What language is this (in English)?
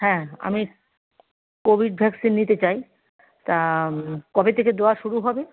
Bangla